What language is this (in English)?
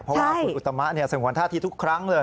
Thai